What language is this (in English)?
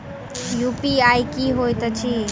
Maithili